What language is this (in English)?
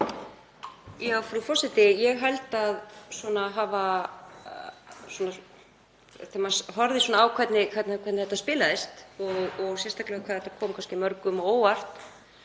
Icelandic